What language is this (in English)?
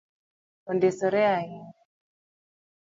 Luo (Kenya and Tanzania)